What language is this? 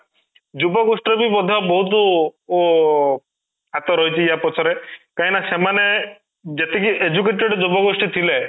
Odia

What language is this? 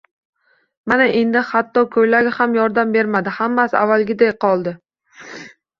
Uzbek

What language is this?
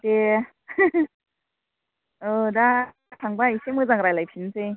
Bodo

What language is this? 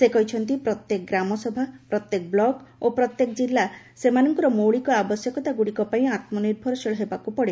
Odia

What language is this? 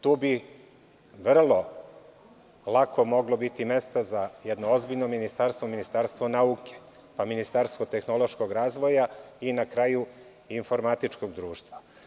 Serbian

